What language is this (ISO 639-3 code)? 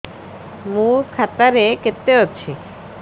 ori